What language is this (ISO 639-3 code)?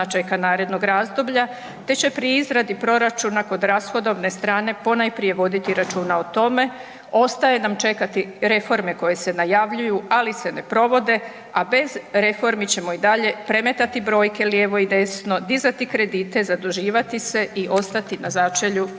hrv